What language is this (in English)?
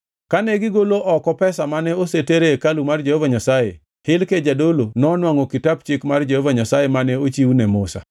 Luo (Kenya and Tanzania)